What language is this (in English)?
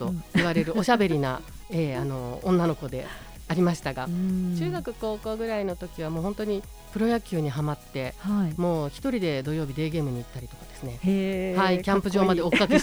Japanese